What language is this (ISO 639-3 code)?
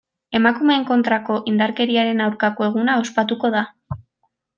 eus